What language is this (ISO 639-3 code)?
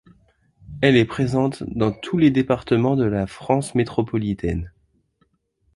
fra